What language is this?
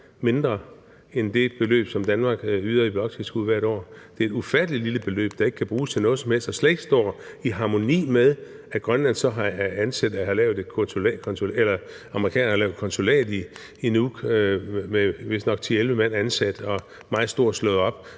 Danish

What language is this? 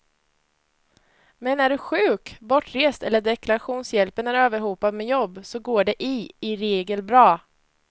Swedish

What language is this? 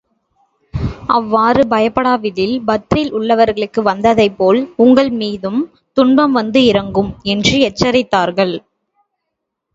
Tamil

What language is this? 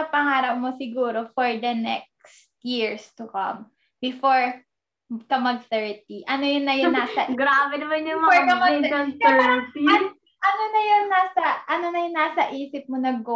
Filipino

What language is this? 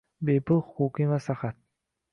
Uzbek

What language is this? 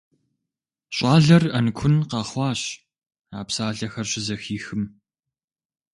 Kabardian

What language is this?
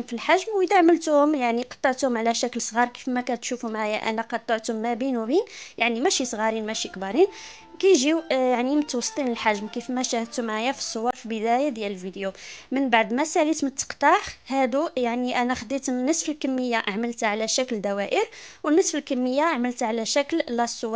Arabic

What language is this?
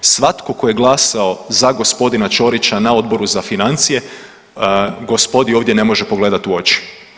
Croatian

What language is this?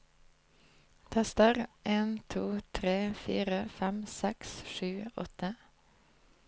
Norwegian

